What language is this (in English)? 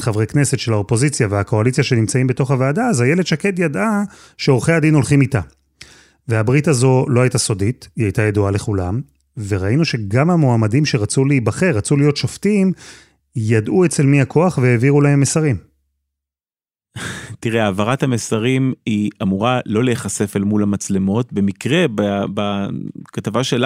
Hebrew